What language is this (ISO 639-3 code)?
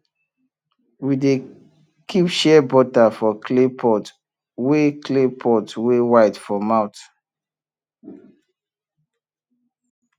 pcm